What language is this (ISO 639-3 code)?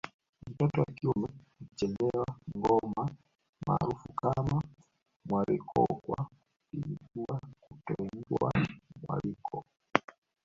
swa